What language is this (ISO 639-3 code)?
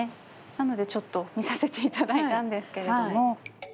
jpn